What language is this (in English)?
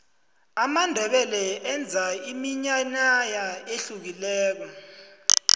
South Ndebele